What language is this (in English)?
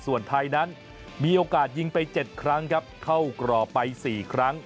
Thai